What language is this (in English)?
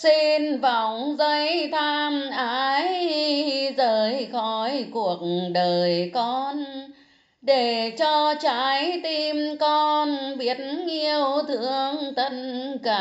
Vietnamese